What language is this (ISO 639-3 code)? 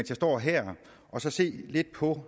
dan